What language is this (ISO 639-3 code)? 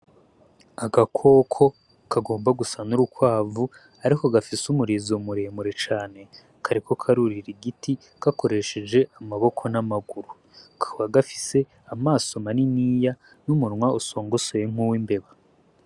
run